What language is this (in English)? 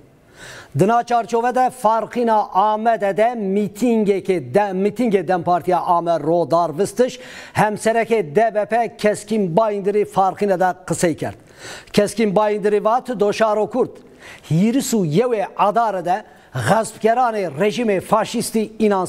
Turkish